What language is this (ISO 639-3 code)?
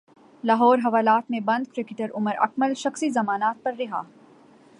urd